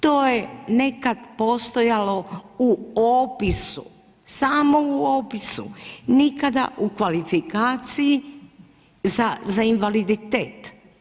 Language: Croatian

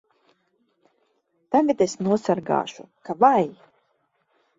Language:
Latvian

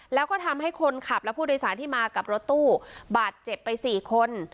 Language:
Thai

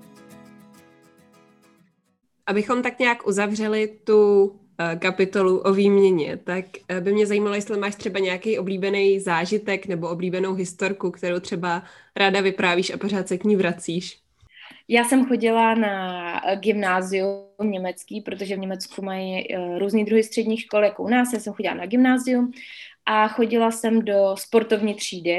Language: Czech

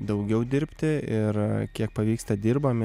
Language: Lithuanian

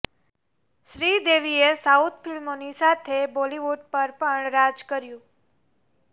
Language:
Gujarati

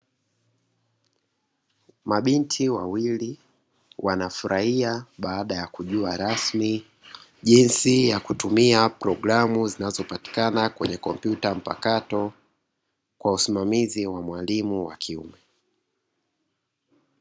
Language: Swahili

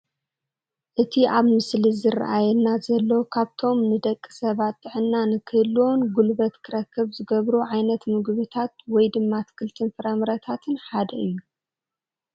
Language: Tigrinya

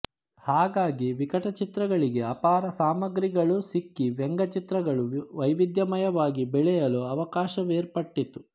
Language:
Kannada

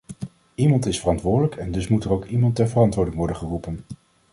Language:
Dutch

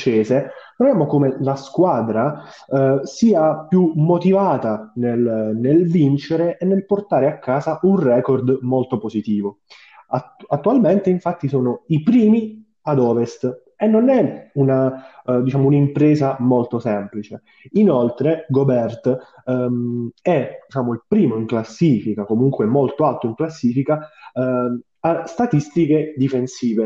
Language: Italian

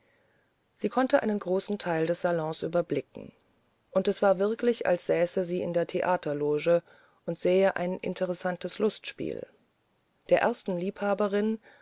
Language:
German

